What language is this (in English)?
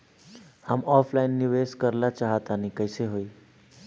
Bhojpuri